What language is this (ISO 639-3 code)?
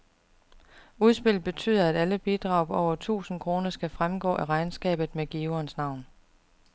dan